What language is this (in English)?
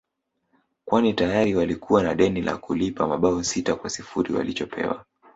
Swahili